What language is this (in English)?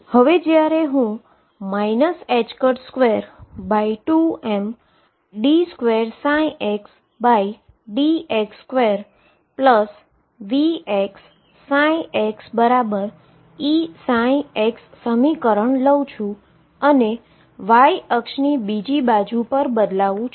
Gujarati